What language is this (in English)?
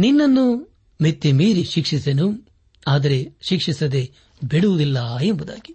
Kannada